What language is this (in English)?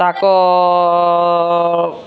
Odia